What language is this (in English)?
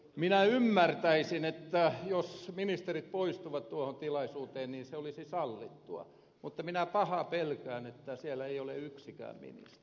Finnish